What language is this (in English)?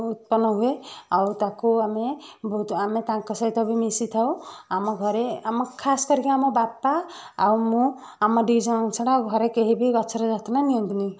Odia